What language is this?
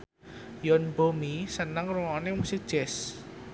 Javanese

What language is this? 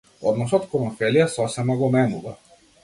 Macedonian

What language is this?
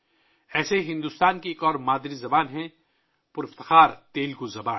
Urdu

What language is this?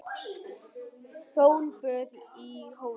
Icelandic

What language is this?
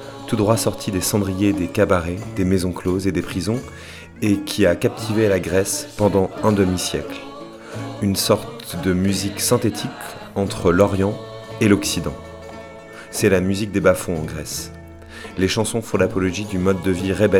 French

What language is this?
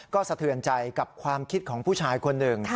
Thai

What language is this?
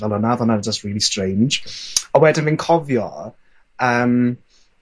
Welsh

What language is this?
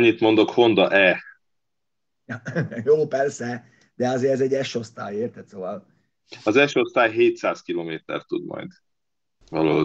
Hungarian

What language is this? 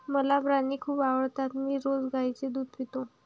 Marathi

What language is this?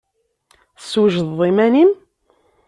Kabyle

